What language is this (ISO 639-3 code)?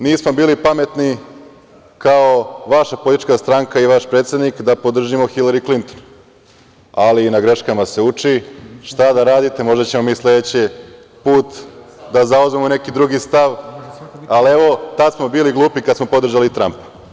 srp